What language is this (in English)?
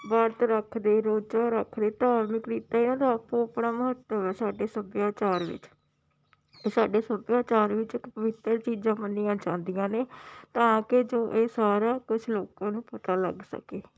Punjabi